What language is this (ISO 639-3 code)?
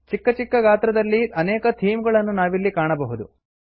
kan